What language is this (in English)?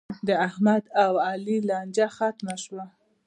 Pashto